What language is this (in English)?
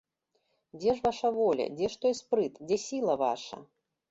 Belarusian